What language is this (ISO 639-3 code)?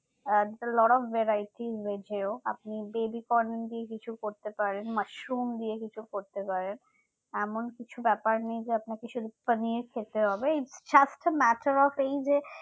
ben